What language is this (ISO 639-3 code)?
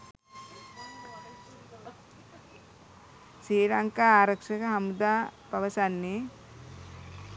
sin